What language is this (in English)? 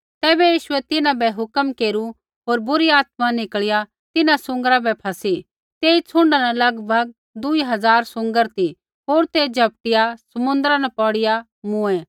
Kullu Pahari